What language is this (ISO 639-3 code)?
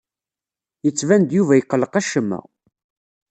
kab